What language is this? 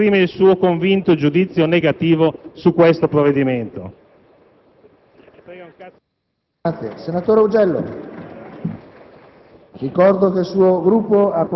Italian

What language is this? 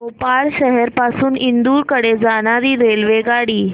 Marathi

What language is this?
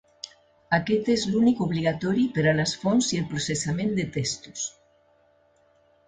Catalan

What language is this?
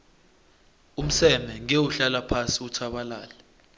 South Ndebele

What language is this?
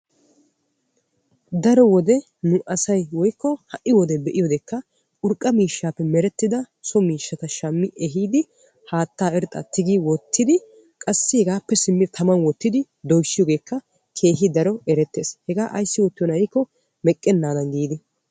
Wolaytta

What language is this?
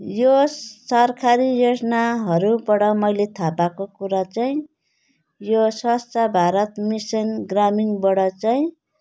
Nepali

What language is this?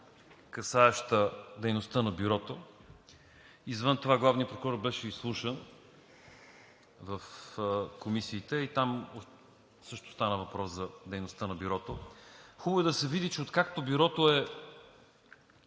Bulgarian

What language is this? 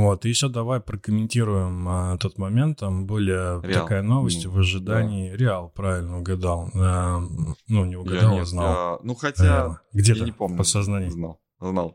Russian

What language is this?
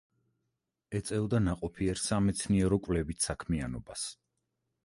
Georgian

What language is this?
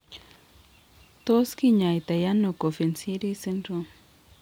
Kalenjin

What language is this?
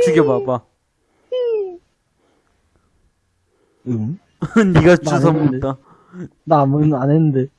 Korean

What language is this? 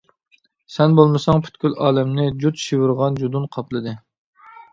Uyghur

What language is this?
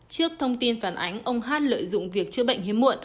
Vietnamese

